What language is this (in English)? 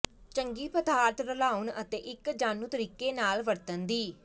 Punjabi